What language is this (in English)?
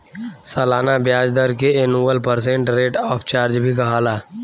Bhojpuri